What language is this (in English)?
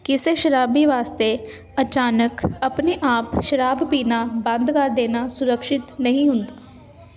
Punjabi